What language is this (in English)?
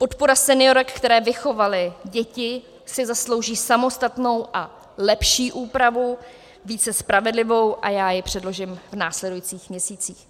Czech